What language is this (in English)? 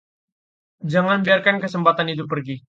Indonesian